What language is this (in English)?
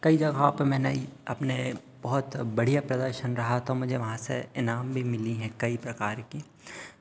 Hindi